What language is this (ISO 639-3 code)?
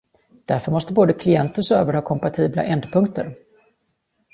swe